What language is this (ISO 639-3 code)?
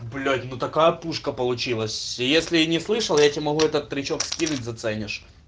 rus